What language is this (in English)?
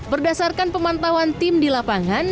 Indonesian